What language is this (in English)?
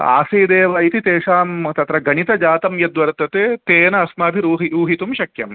Sanskrit